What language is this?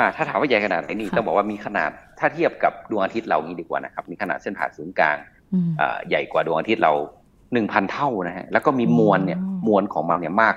Thai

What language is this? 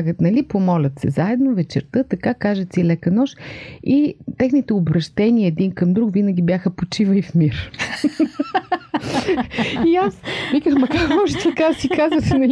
Bulgarian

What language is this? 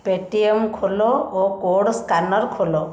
Odia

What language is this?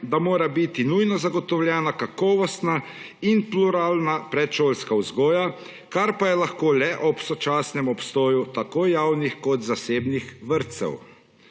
Slovenian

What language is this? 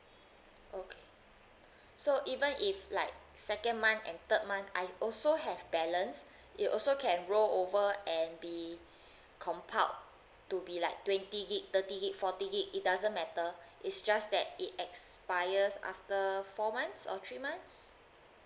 English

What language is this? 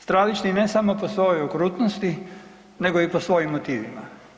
Croatian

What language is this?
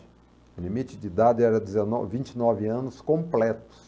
Portuguese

